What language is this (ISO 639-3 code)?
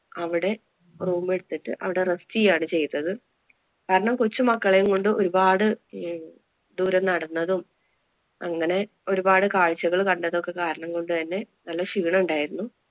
mal